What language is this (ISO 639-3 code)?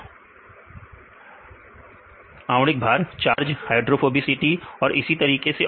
hin